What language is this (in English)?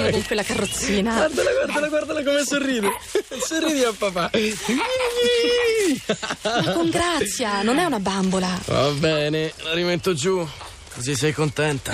Italian